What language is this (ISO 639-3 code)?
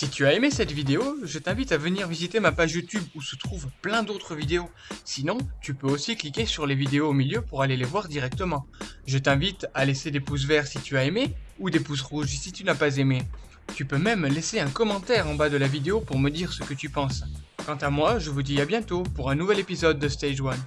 fra